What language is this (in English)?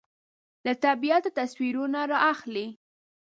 Pashto